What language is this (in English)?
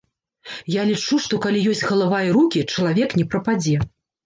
Belarusian